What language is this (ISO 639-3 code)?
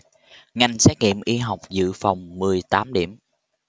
vie